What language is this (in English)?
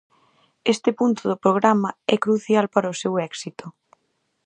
Galician